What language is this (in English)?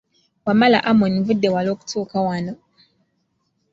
Ganda